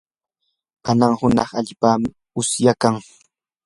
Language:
Yanahuanca Pasco Quechua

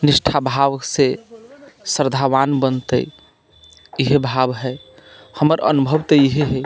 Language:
Maithili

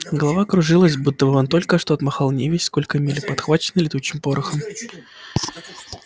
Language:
Russian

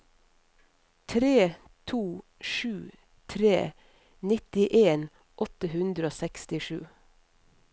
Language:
Norwegian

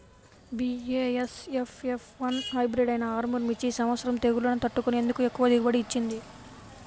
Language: Telugu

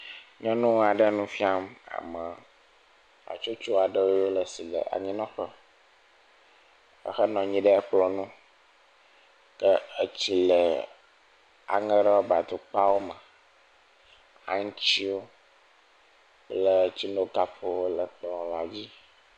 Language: Ewe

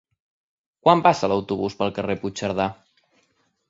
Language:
Catalan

